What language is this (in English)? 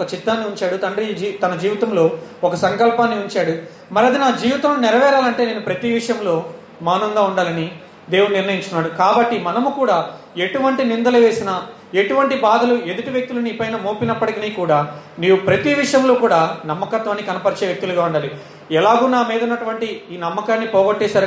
Telugu